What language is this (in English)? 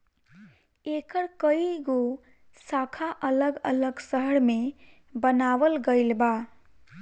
Bhojpuri